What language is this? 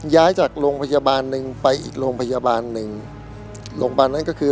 Thai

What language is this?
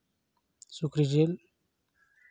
Santali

